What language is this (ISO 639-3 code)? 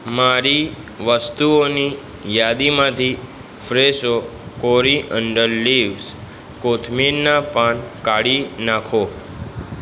guj